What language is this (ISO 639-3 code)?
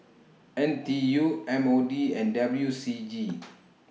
eng